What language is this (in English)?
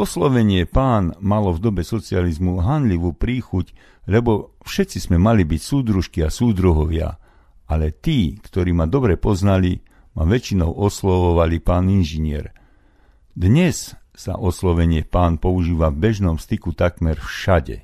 Slovak